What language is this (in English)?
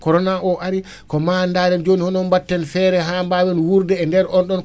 Wolof